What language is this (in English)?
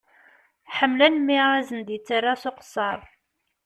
Kabyle